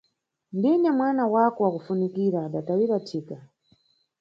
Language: Nyungwe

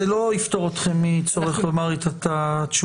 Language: Hebrew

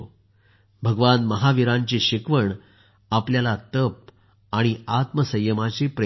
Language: Marathi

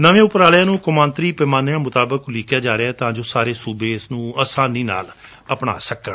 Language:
Punjabi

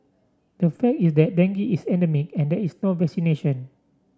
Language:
English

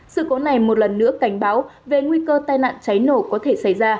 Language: Vietnamese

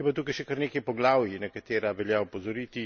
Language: Slovenian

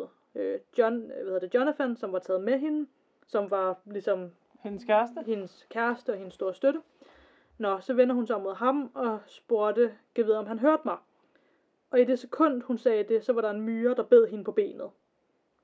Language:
Danish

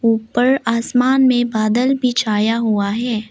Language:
Hindi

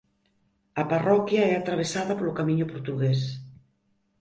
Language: Galician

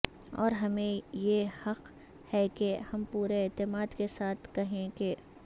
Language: Urdu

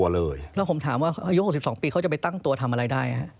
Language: Thai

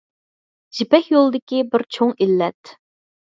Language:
Uyghur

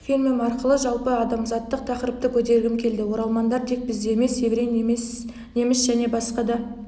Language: Kazakh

